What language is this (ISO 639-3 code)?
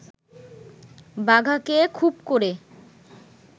ben